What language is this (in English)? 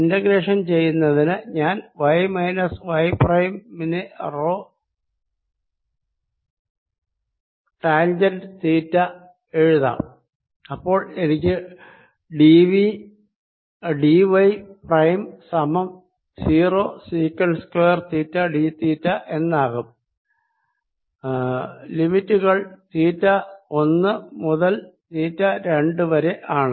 Malayalam